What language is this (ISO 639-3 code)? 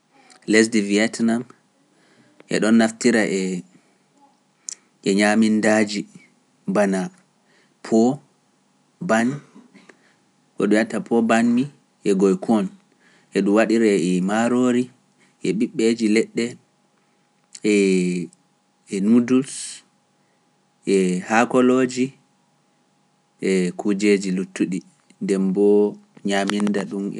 fuf